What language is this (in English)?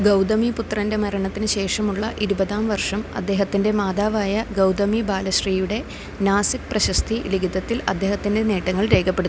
Malayalam